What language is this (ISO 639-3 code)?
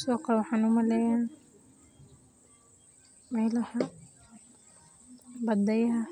som